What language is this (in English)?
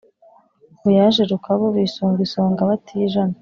Kinyarwanda